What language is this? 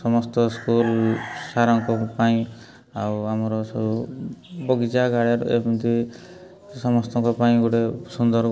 Odia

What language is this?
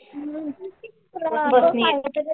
Marathi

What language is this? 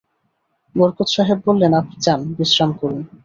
Bangla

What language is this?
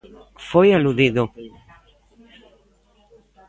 Galician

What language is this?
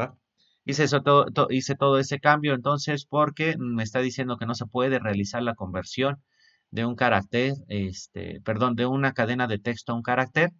Spanish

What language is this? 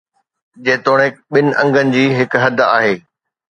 Sindhi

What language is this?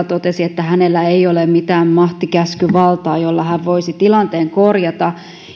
Finnish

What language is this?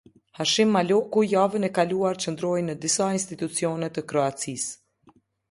Albanian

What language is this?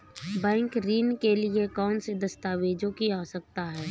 Hindi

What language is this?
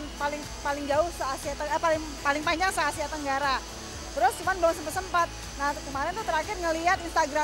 Indonesian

